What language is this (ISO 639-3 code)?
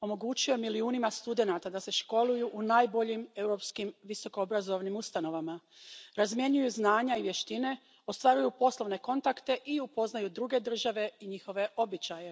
hrv